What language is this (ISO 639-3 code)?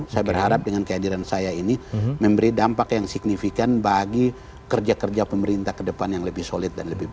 ind